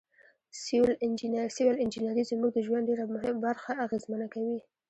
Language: Pashto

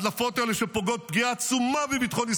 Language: Hebrew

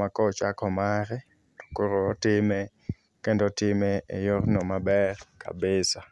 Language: Luo (Kenya and Tanzania)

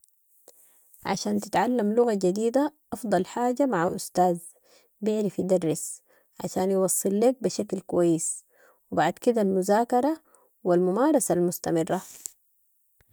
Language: Sudanese Arabic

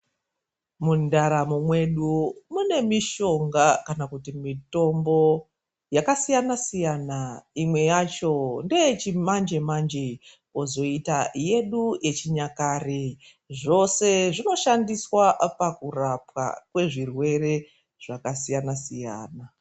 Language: Ndau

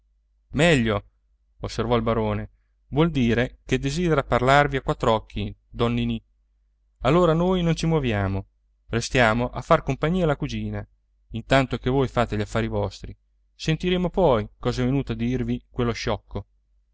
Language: Italian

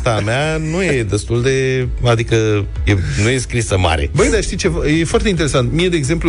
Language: Romanian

